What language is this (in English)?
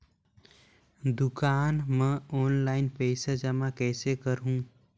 Chhattisgarhi